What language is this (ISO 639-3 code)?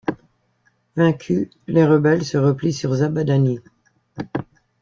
fra